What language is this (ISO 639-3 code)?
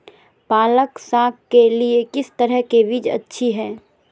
mag